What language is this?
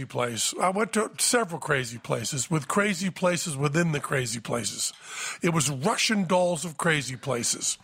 English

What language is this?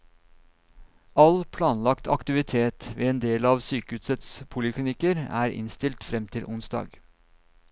Norwegian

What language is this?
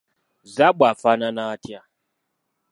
Ganda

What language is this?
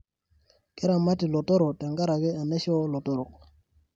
Masai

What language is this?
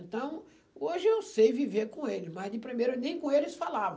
Portuguese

